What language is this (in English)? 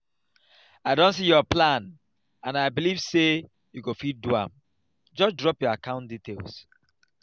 Nigerian Pidgin